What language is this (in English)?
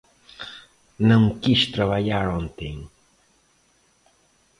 Portuguese